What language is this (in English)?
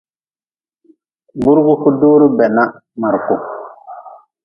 Nawdm